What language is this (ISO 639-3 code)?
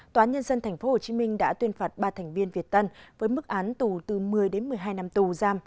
vie